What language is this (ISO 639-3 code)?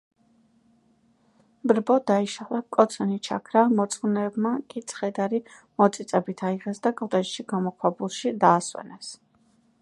kat